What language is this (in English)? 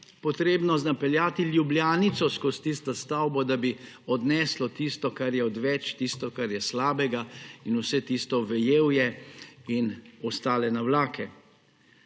Slovenian